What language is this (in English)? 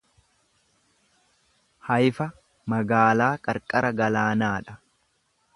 Oromo